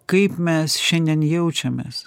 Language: Lithuanian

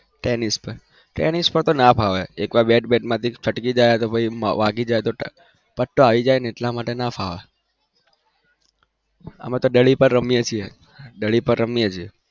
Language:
Gujarati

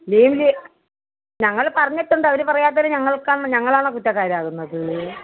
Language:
Malayalam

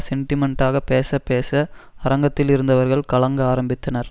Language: Tamil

